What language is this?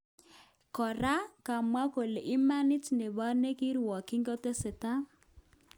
Kalenjin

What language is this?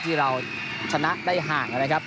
Thai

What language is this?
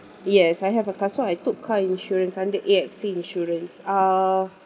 English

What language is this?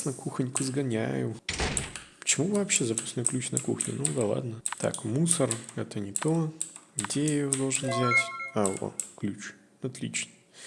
Russian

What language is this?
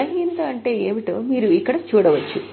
Telugu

